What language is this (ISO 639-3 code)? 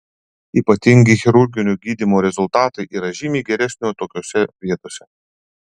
lit